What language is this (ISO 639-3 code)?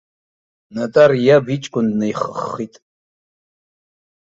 abk